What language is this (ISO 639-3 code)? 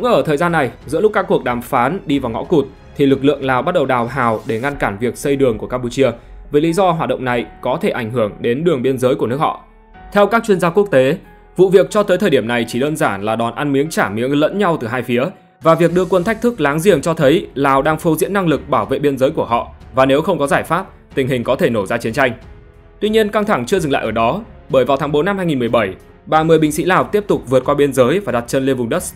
vie